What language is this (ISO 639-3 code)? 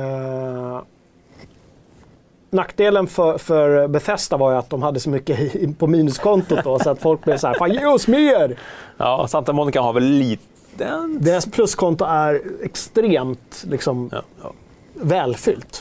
swe